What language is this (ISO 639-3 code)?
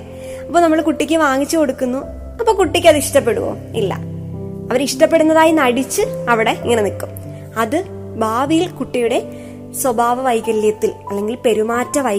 mal